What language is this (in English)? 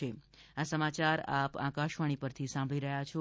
Gujarati